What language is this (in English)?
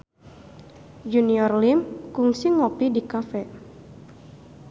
Sundanese